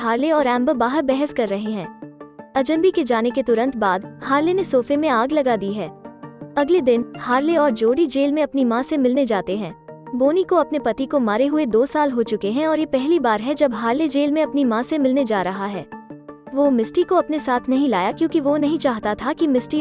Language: Hindi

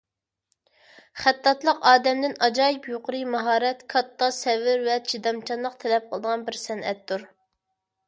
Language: Uyghur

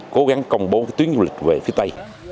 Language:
Vietnamese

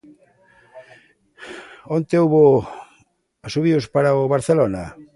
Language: Galician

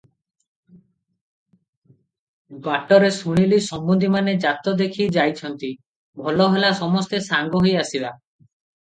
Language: Odia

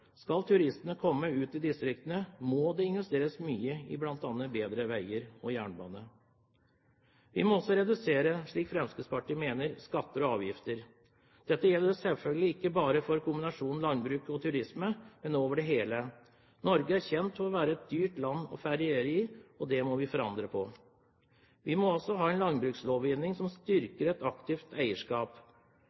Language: Norwegian Bokmål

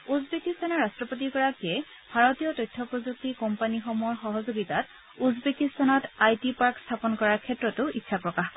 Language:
Assamese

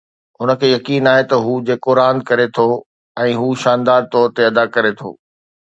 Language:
Sindhi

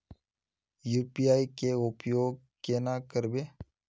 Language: Magahi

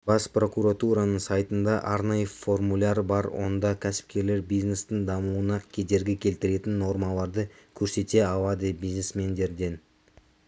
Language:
Kazakh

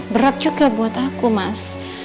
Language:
Indonesian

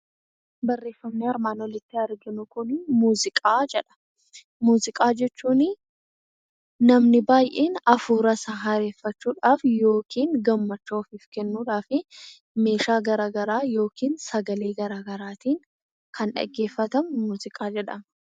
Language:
Oromo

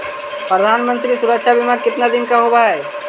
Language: Magahi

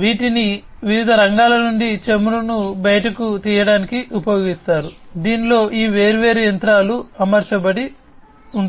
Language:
Telugu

